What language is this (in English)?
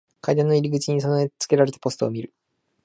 Japanese